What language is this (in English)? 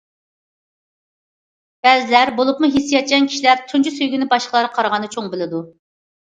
Uyghur